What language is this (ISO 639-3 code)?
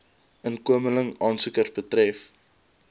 afr